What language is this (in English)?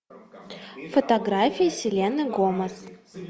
Russian